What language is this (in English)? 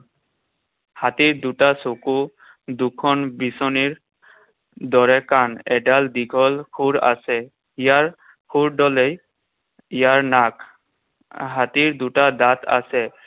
Assamese